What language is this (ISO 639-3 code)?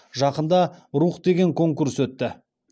kaz